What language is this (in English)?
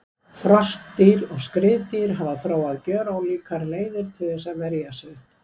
Icelandic